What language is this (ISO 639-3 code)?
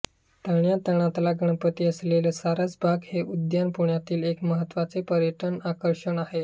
mar